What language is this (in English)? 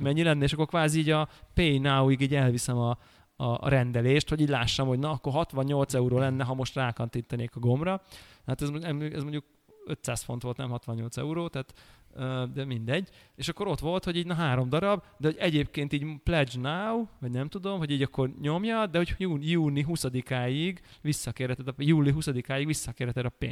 Hungarian